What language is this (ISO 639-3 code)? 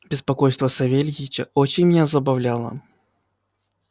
rus